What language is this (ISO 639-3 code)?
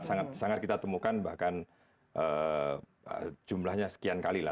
ind